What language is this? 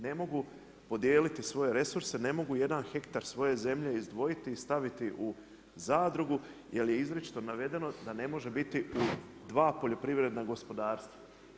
Croatian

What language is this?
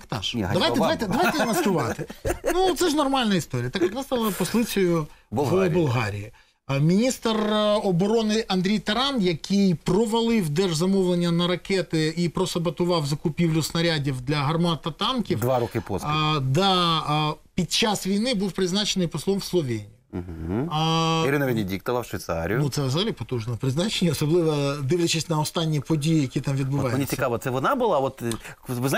Ukrainian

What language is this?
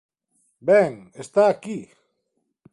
Galician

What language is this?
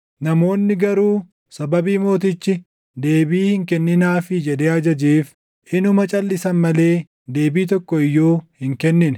Oromo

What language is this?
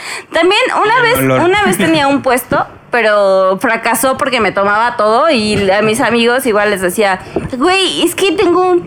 Spanish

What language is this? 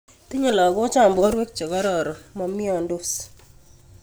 Kalenjin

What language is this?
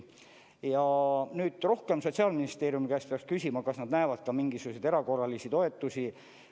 Estonian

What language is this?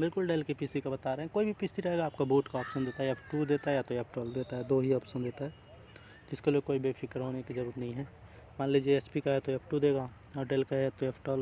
Hindi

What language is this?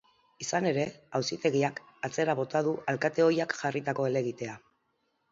Basque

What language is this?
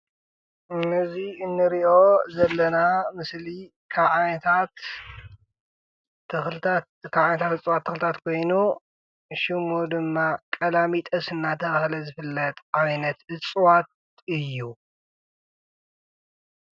Tigrinya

